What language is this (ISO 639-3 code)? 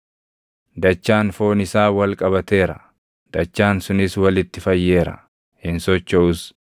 orm